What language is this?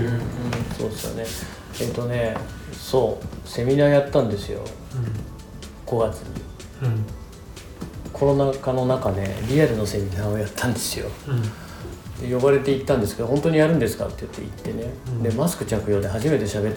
Japanese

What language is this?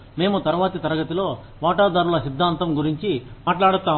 Telugu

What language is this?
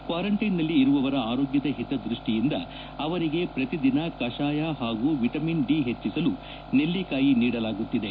Kannada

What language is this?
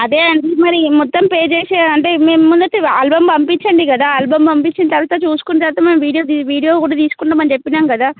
Telugu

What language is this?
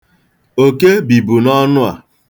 Igbo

